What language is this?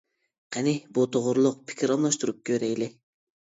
Uyghur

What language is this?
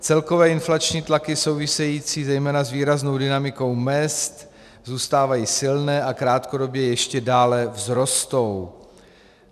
Czech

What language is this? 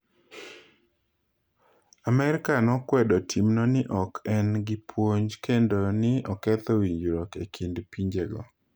Luo (Kenya and Tanzania)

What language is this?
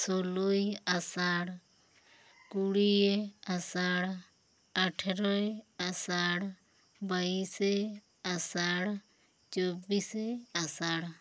Santali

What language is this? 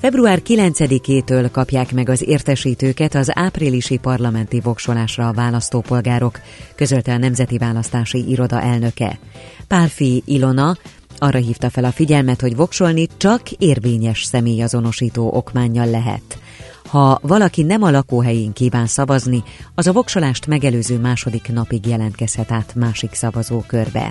Hungarian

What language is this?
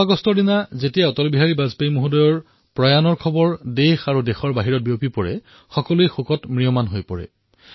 Assamese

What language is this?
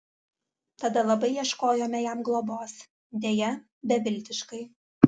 Lithuanian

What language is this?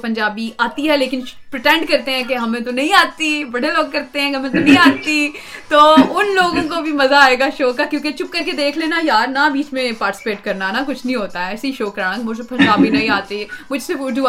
Urdu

